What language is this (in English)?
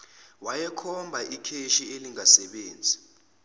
Zulu